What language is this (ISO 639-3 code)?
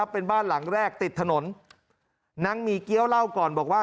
tha